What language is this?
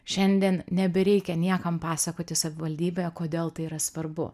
Lithuanian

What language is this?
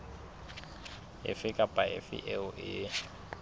Southern Sotho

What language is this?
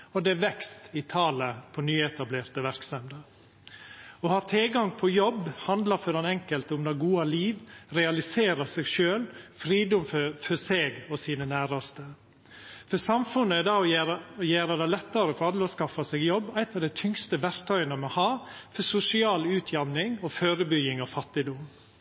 Norwegian Nynorsk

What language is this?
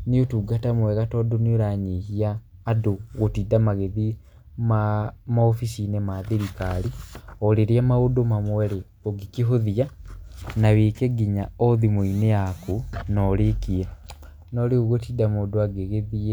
Kikuyu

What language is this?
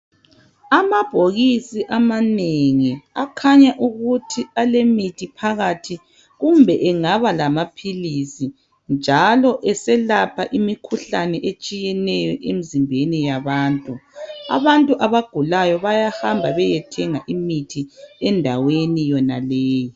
North Ndebele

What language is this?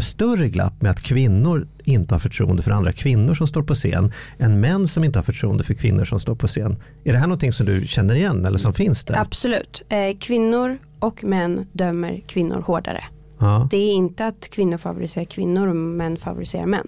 Swedish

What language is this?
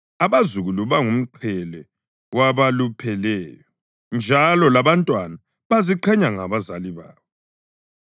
North Ndebele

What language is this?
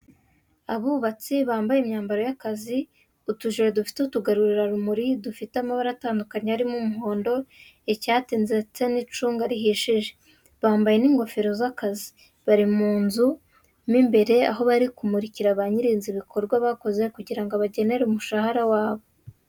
Kinyarwanda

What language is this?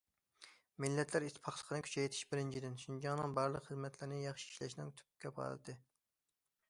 Uyghur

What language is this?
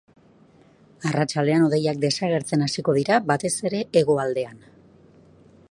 Basque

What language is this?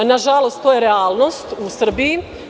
Serbian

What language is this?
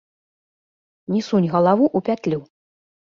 Belarusian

